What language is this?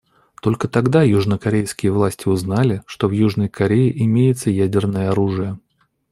Russian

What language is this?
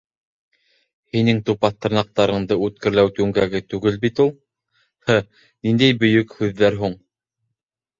Bashkir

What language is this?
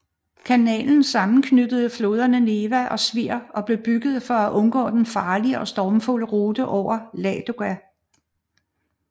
Danish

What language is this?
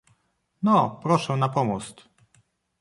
Polish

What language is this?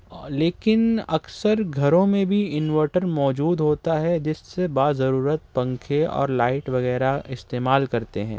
Urdu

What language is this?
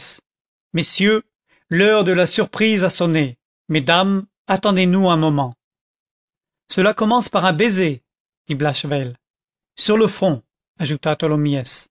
French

